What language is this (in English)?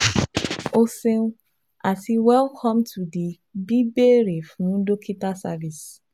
Yoruba